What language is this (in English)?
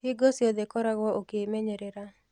Kikuyu